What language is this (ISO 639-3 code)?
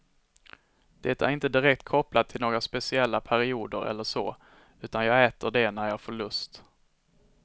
swe